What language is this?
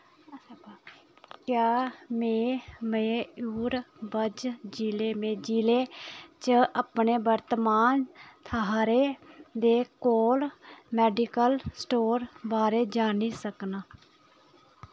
Dogri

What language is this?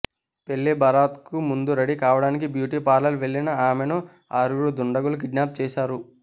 Telugu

